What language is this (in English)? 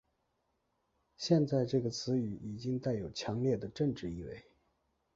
Chinese